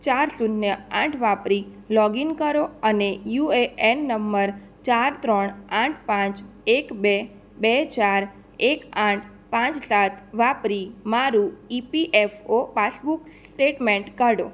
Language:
Gujarati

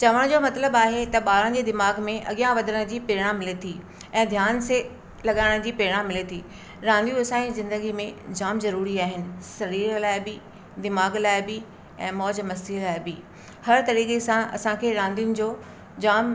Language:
Sindhi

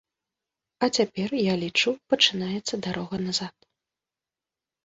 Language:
Belarusian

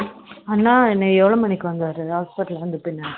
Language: Tamil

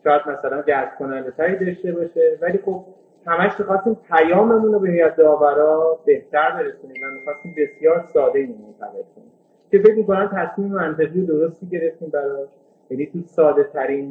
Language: Persian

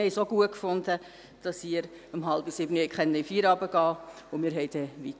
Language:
Swiss German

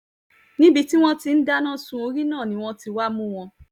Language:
Yoruba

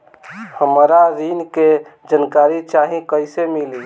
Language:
Bhojpuri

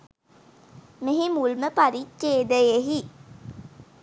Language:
Sinhala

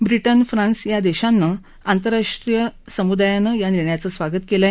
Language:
Marathi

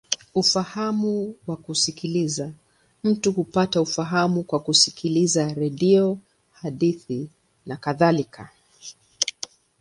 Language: Swahili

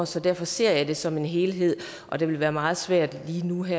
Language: Danish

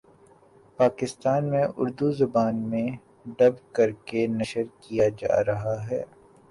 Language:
Urdu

